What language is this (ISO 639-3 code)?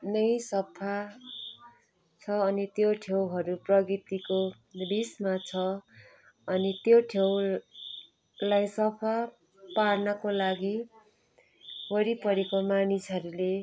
nep